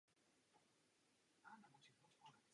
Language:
Czech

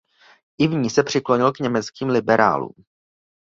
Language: Czech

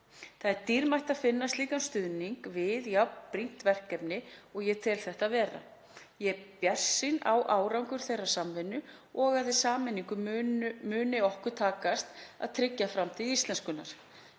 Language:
Icelandic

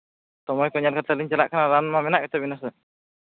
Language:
Santali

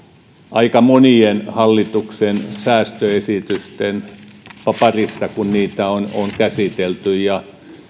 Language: Finnish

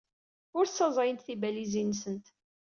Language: Kabyle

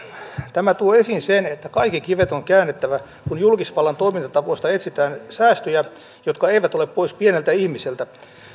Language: Finnish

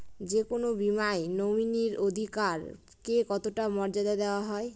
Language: Bangla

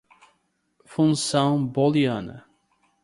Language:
Portuguese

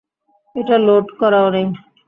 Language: Bangla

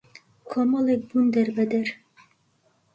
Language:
Central Kurdish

